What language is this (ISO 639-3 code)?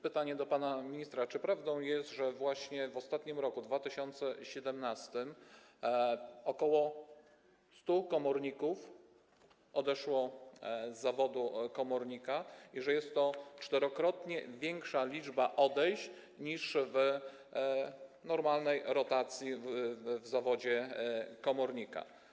pol